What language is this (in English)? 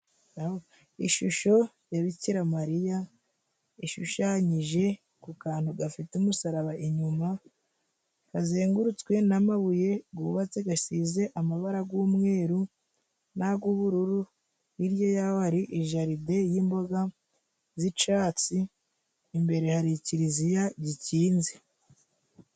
Kinyarwanda